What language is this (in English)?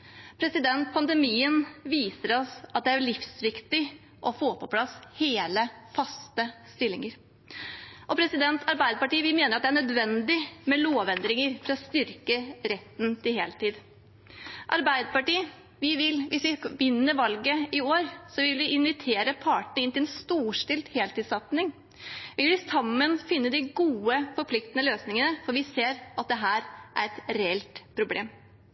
Norwegian Bokmål